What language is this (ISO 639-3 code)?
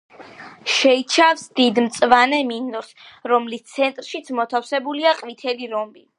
kat